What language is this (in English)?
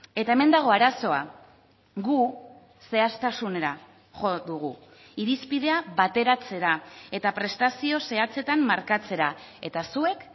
Basque